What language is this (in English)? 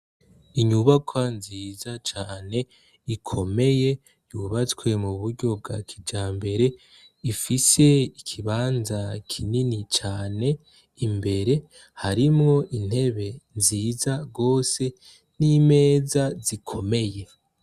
Rundi